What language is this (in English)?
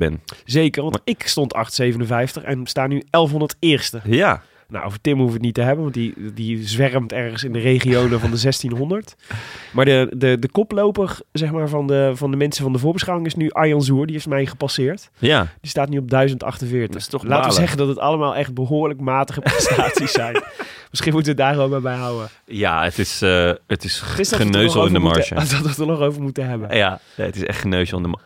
Dutch